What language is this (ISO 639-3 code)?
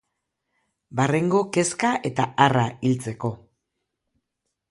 eus